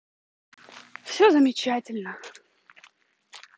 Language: Russian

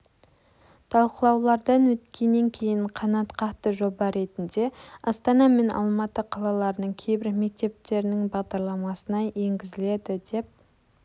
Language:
Kazakh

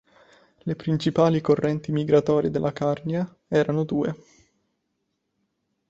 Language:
Italian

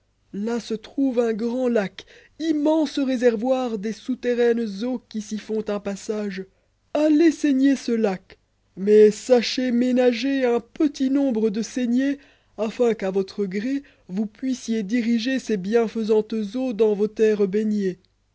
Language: French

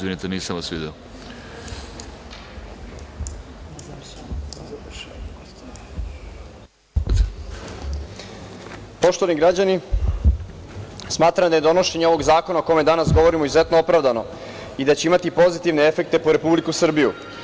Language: Serbian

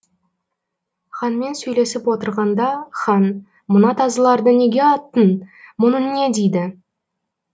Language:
Kazakh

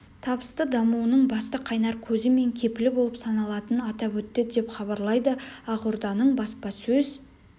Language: Kazakh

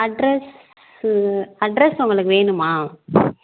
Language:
Tamil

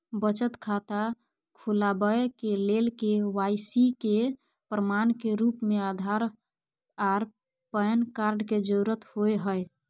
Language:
Maithili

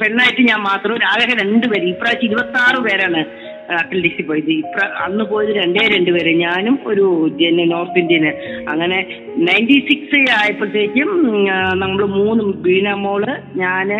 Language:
Malayalam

